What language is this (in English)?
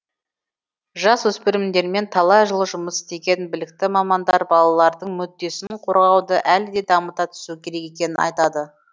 Kazakh